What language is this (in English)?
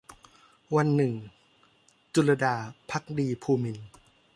Thai